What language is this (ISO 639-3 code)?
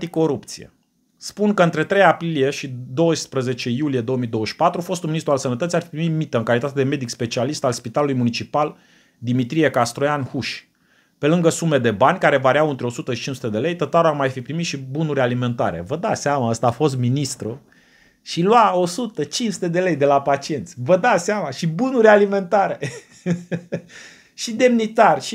ron